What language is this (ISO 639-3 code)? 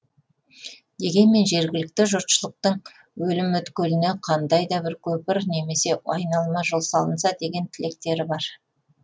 kaz